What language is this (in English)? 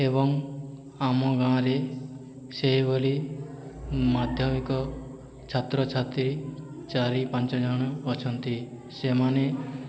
Odia